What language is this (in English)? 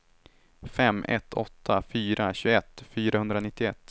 Swedish